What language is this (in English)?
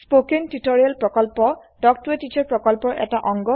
Assamese